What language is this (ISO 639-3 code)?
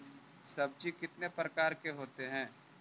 mag